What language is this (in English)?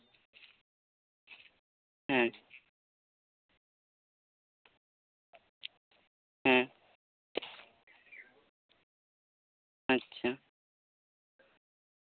Santali